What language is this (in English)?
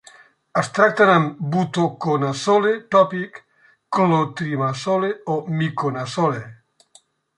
Catalan